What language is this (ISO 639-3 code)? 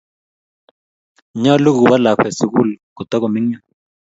kln